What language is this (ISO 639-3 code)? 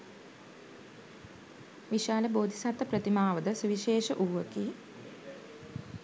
sin